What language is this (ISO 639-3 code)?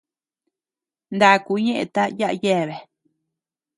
cux